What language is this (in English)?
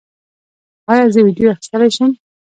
Pashto